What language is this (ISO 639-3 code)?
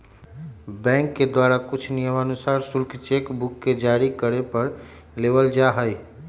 mag